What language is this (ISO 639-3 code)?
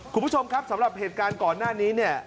tha